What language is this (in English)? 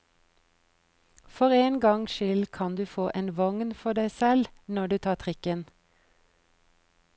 Norwegian